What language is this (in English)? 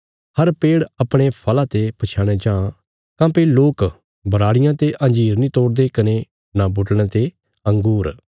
Bilaspuri